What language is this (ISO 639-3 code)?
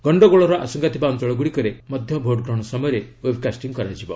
ori